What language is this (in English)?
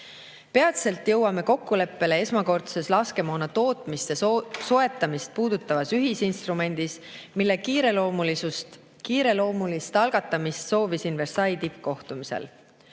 Estonian